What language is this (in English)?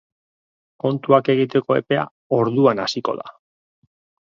Basque